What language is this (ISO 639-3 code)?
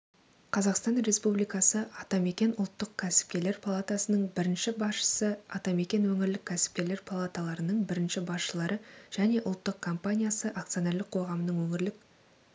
kaz